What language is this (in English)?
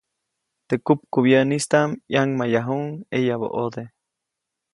Copainalá Zoque